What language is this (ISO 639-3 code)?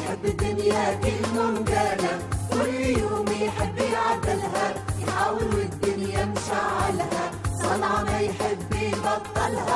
ara